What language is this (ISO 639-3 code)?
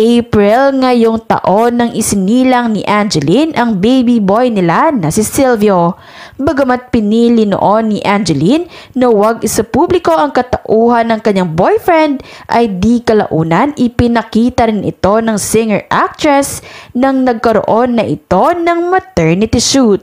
fil